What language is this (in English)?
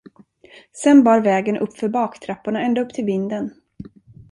Swedish